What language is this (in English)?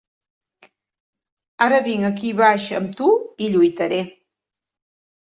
Catalan